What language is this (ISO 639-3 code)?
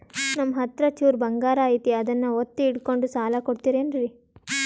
kan